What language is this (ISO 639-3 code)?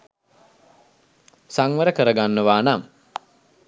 sin